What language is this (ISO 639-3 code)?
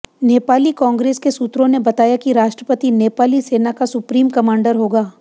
hin